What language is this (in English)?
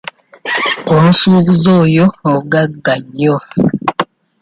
Ganda